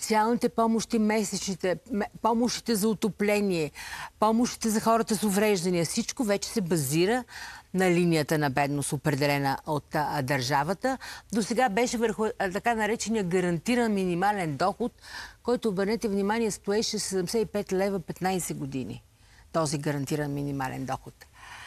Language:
Bulgarian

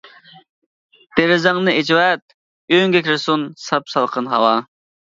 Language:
Uyghur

